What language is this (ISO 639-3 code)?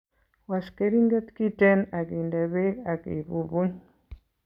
kln